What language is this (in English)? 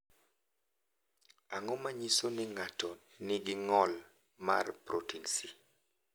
Luo (Kenya and Tanzania)